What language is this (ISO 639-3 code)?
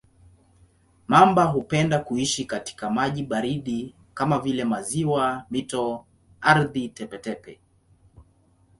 swa